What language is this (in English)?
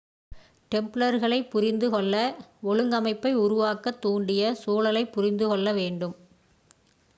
Tamil